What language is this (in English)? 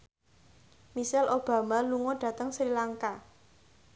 Javanese